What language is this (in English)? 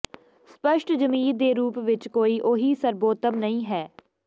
Punjabi